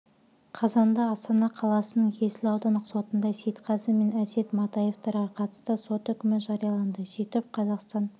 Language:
Kazakh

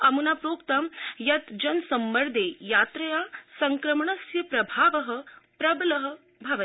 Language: Sanskrit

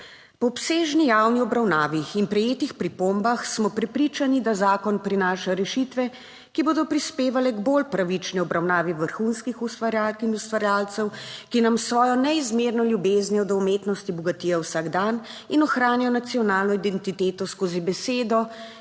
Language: Slovenian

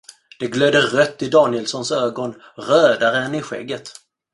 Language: Swedish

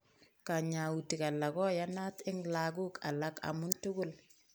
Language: Kalenjin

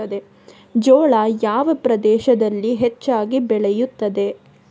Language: Kannada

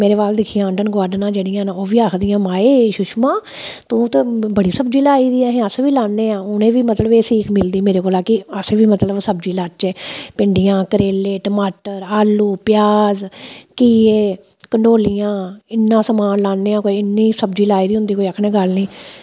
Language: Dogri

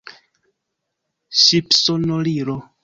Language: Esperanto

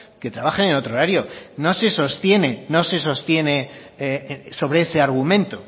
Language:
Spanish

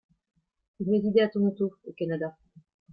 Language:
French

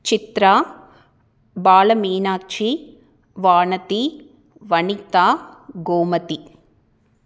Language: Tamil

